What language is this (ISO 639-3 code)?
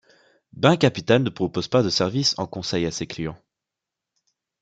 fra